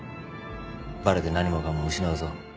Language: Japanese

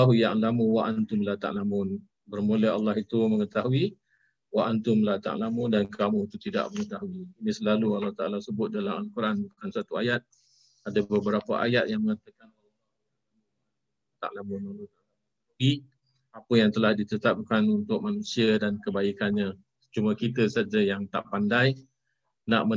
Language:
Malay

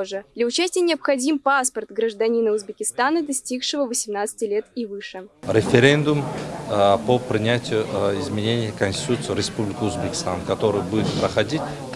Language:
Russian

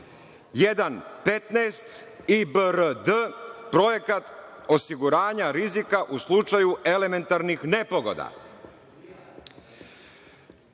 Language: Serbian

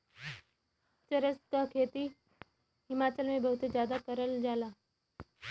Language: Bhojpuri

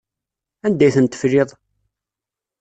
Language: Kabyle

